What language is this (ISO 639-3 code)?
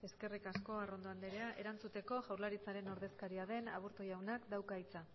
eus